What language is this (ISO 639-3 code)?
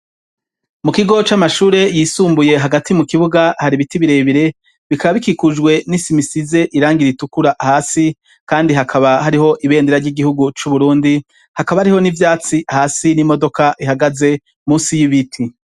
run